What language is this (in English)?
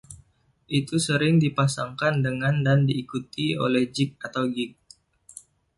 Indonesian